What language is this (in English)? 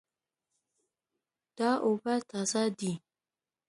Pashto